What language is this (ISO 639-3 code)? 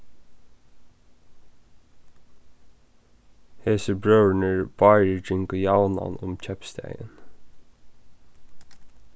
fao